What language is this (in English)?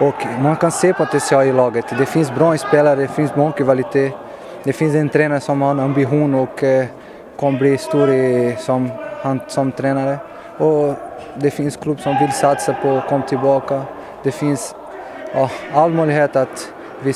Swedish